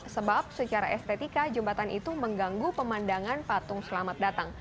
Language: Indonesian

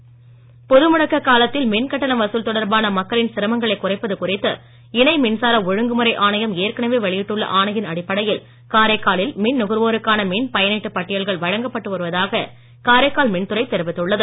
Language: Tamil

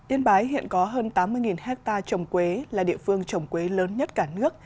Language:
Vietnamese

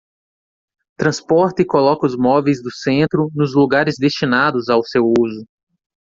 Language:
Portuguese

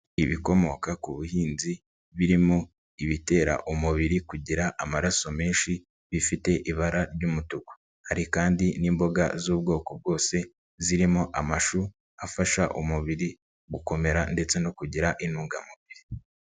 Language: Kinyarwanda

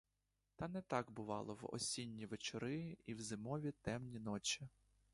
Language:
Ukrainian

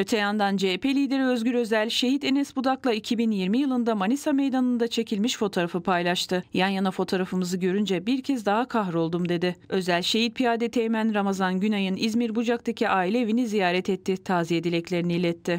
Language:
Turkish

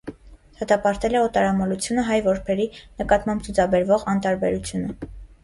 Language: Armenian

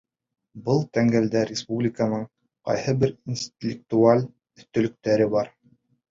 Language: Bashkir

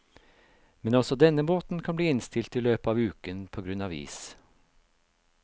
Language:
Norwegian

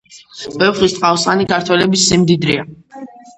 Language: Georgian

